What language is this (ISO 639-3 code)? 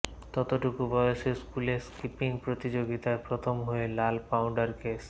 ben